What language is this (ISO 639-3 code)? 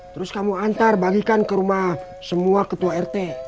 ind